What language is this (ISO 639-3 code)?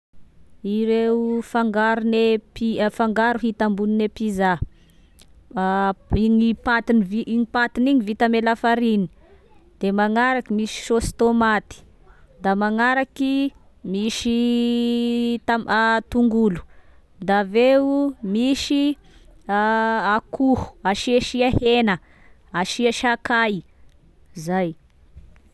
tkg